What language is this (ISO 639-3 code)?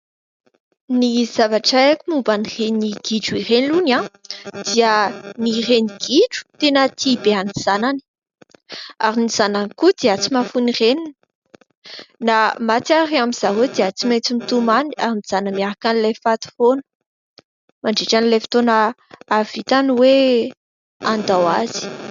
mlg